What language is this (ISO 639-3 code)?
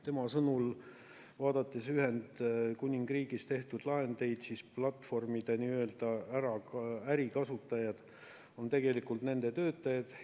est